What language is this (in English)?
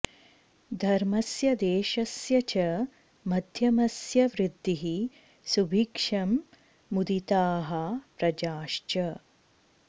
Sanskrit